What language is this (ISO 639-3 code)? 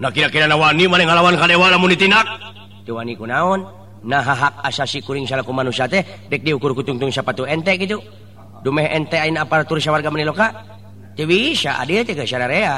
ind